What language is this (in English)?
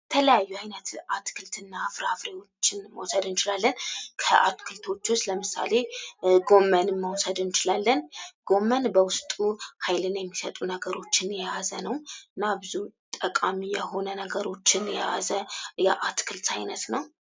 Amharic